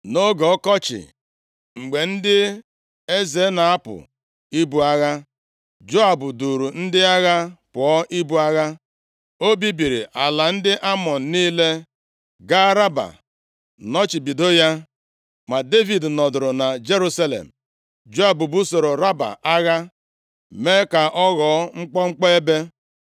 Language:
Igbo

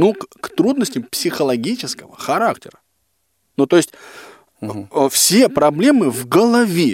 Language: Russian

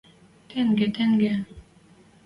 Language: Western Mari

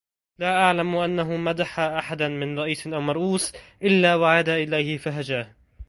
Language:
Arabic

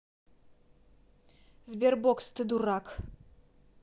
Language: Russian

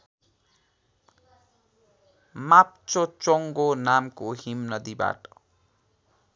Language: Nepali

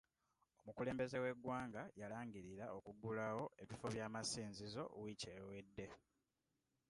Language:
Ganda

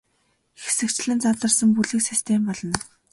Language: Mongolian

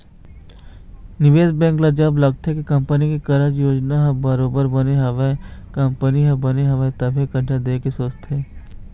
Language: Chhattisgarhi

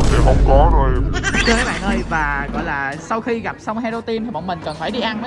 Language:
Vietnamese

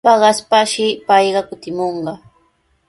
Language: Sihuas Ancash Quechua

